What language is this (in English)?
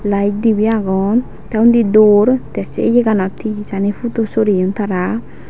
Chakma